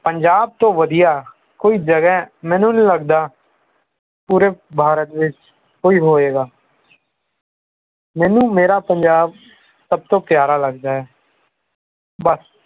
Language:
Punjabi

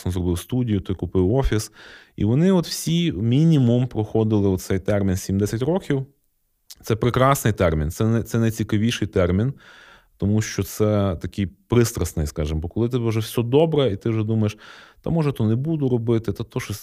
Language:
Ukrainian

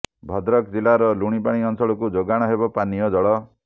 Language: Odia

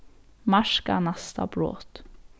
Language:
Faroese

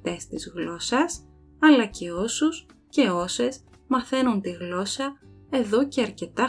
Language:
Greek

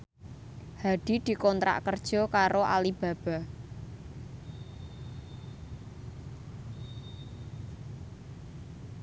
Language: Javanese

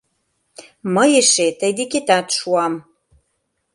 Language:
Mari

